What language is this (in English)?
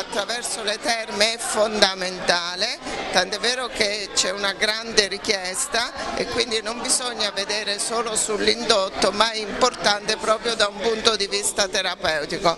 Italian